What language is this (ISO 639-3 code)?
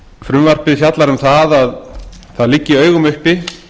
isl